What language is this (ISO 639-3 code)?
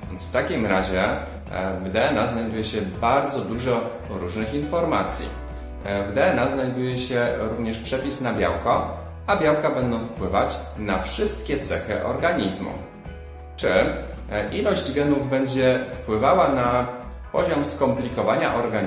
pol